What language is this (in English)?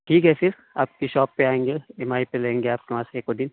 Urdu